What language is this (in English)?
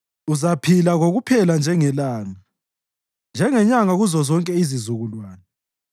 North Ndebele